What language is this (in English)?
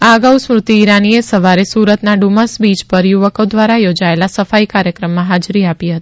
Gujarati